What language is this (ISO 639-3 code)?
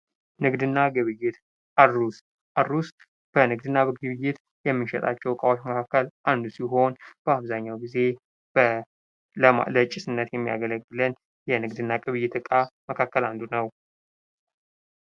amh